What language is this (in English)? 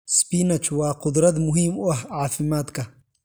Somali